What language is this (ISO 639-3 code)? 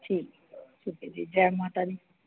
doi